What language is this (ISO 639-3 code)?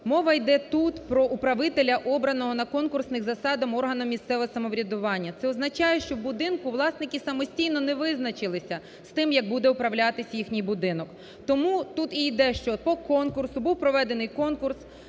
ukr